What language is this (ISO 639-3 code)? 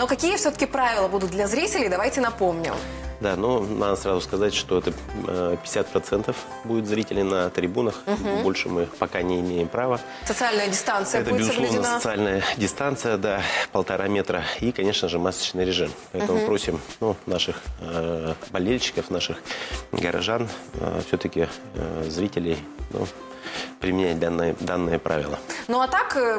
rus